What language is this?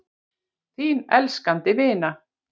Icelandic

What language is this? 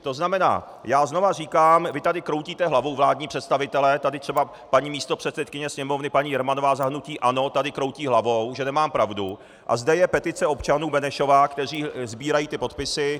Czech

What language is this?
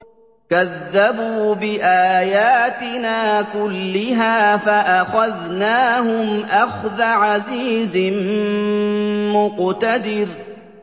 Arabic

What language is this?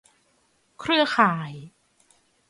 Thai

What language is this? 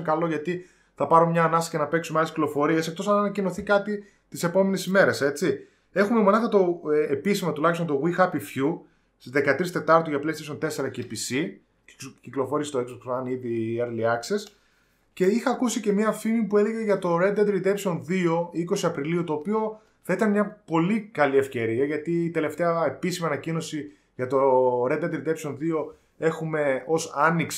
Greek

